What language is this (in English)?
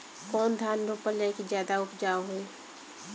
Bhojpuri